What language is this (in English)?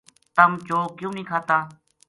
Gujari